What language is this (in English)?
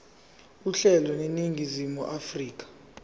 Zulu